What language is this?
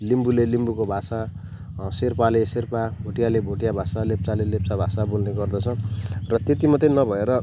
Nepali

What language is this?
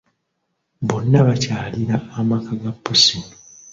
Ganda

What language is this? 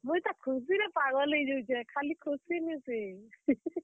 Odia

